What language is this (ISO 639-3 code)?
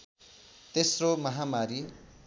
nep